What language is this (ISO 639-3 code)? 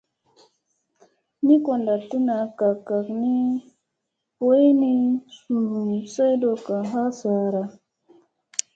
mse